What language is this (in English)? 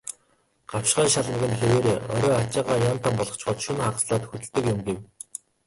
Mongolian